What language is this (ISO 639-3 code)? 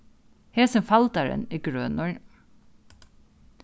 fao